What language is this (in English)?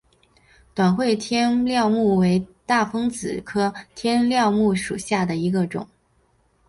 Chinese